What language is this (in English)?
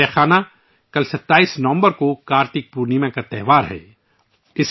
Urdu